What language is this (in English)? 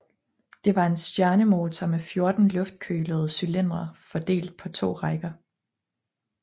Danish